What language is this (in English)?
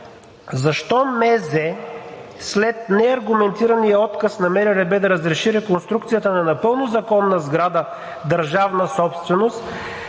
Bulgarian